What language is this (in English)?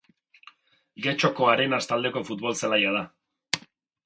Basque